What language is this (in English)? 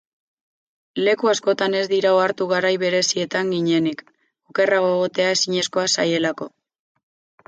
Basque